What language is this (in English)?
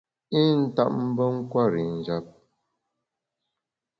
Bamun